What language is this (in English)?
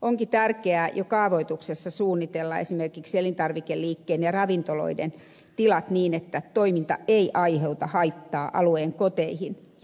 Finnish